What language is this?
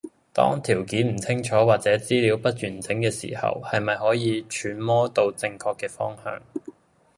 Cantonese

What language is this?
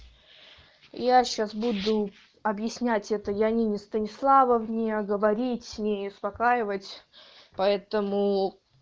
Russian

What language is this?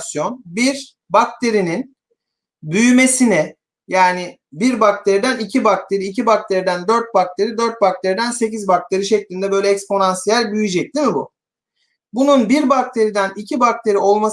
Turkish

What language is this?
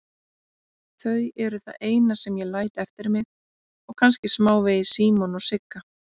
Icelandic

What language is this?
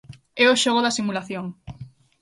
Galician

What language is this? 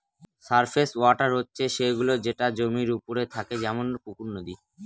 Bangla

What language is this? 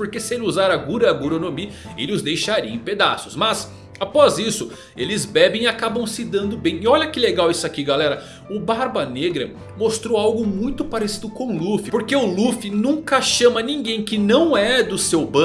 Portuguese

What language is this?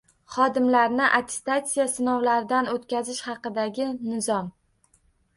Uzbek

